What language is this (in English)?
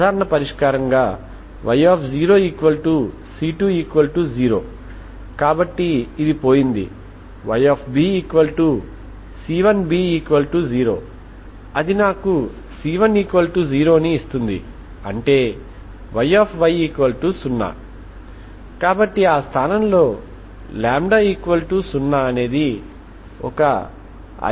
Telugu